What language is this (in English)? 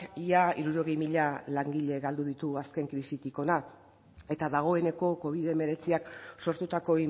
Basque